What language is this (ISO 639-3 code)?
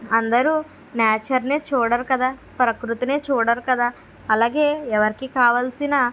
tel